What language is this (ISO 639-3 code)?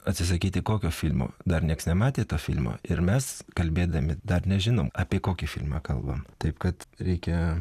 lit